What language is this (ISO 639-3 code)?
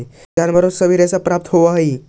mag